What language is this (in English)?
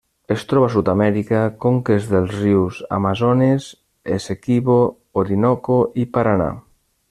Catalan